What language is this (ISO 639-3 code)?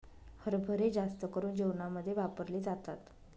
mar